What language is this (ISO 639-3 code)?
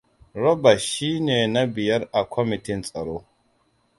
hau